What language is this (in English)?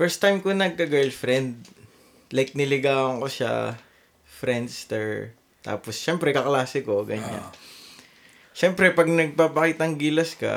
Filipino